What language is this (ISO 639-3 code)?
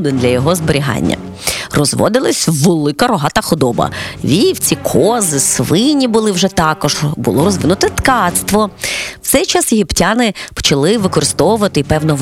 ukr